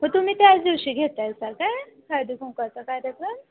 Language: Marathi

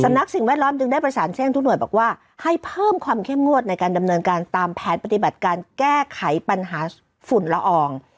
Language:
Thai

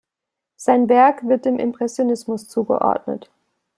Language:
German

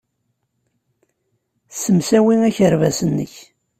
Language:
Kabyle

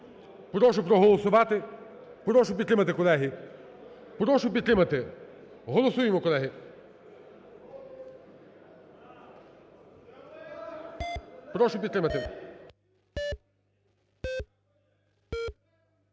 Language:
Ukrainian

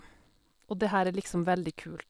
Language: Norwegian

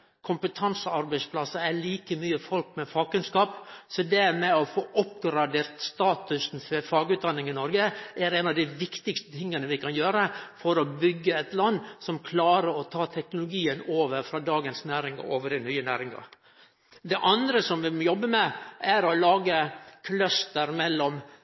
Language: Norwegian Nynorsk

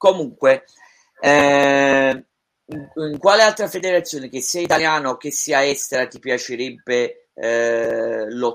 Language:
Italian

